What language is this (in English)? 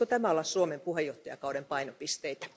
Finnish